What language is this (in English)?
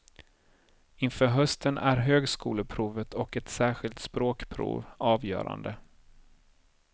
Swedish